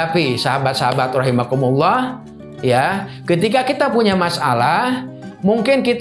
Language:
Indonesian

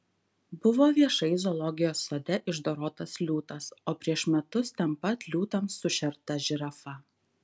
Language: Lithuanian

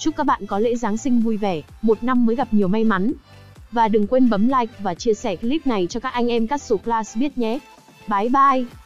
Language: Vietnamese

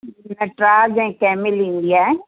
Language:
Sindhi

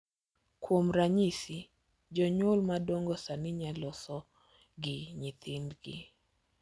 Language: Luo (Kenya and Tanzania)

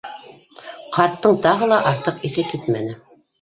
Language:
Bashkir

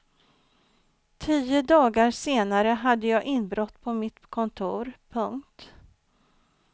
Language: Swedish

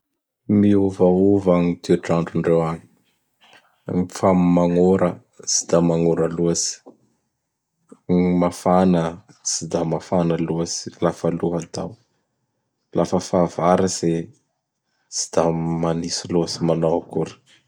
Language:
Bara Malagasy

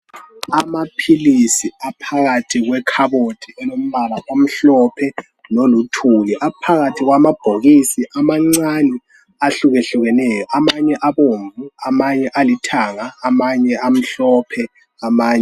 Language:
North Ndebele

